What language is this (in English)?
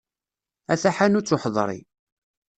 Kabyle